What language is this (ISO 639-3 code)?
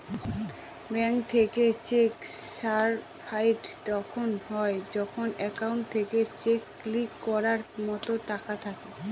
ben